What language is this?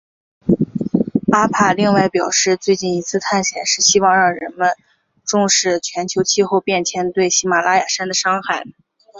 Chinese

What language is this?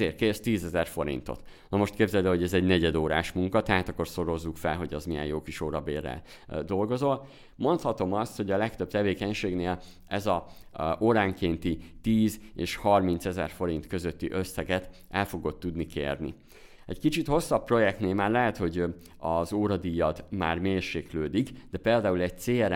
Hungarian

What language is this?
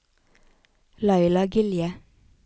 Norwegian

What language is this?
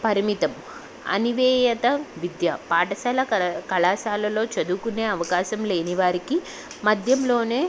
Telugu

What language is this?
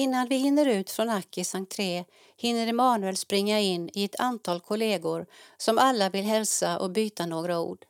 Swedish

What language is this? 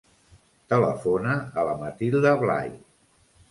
Catalan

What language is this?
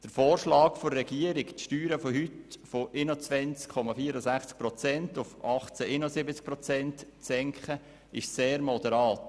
Swiss German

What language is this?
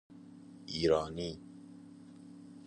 Persian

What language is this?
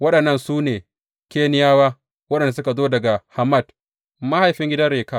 Hausa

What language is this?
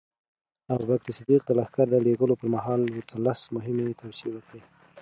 Pashto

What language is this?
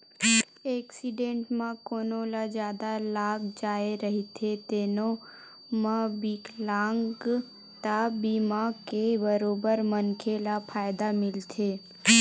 Chhattisgarhi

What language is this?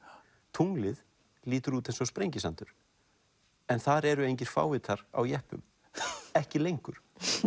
Icelandic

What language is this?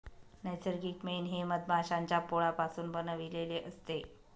Marathi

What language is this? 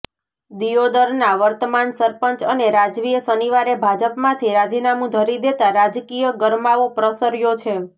Gujarati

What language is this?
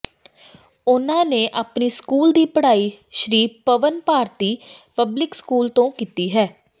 Punjabi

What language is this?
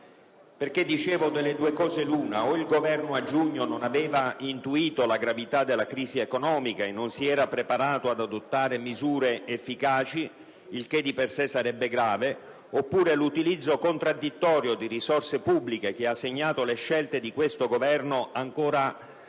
Italian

